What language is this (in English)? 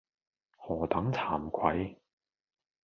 Cantonese